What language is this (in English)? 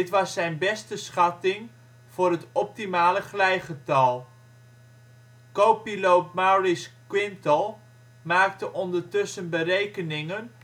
Dutch